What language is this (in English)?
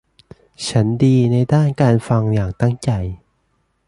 Thai